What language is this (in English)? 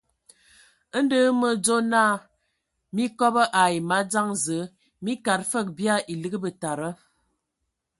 Ewondo